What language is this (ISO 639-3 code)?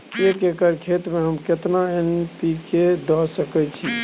mai